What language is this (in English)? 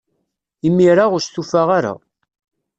Kabyle